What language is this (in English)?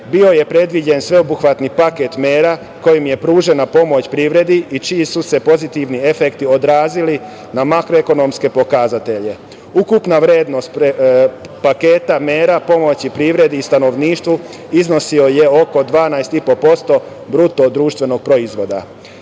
Serbian